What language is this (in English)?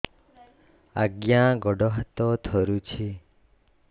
Odia